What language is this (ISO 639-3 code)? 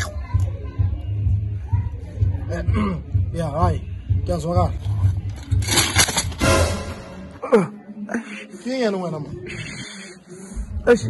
ara